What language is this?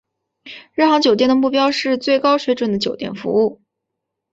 Chinese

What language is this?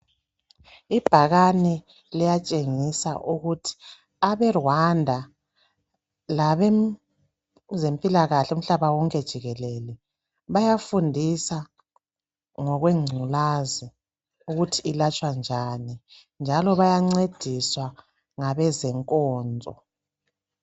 North Ndebele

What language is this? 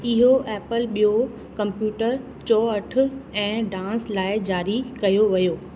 Sindhi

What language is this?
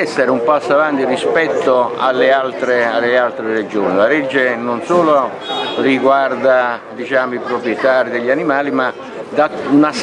Italian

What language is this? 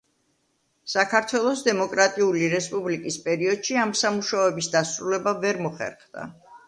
Georgian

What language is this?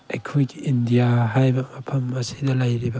Manipuri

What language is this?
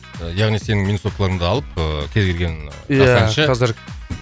Kazakh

